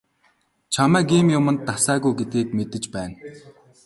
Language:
Mongolian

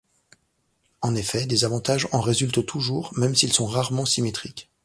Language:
French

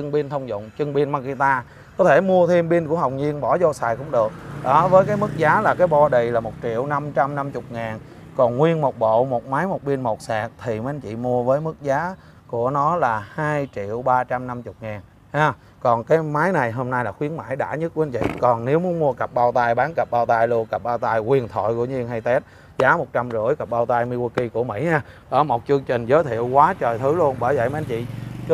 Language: Vietnamese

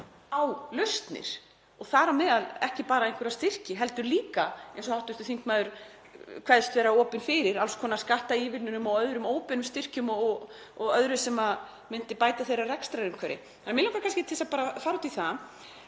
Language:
Icelandic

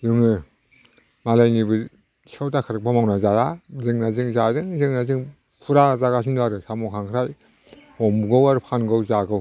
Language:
Bodo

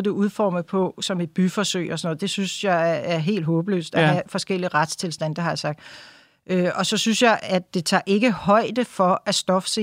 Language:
Danish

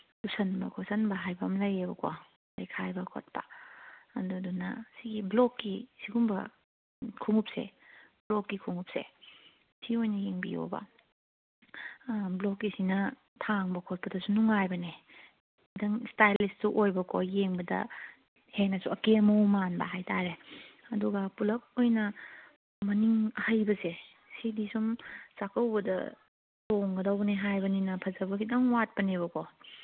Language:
Manipuri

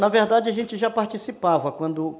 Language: Portuguese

